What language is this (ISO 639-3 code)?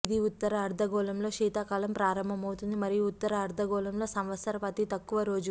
tel